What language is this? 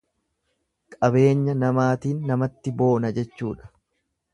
Oromo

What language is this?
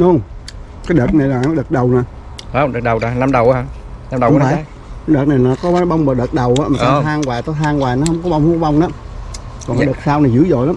Vietnamese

